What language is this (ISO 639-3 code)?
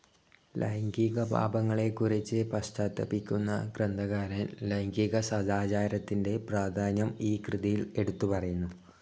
mal